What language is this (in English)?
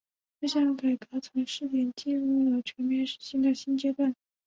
Chinese